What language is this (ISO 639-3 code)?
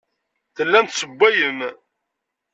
kab